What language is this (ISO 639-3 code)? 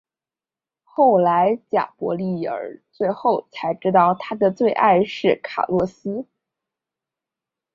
zho